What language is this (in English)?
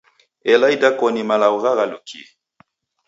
Taita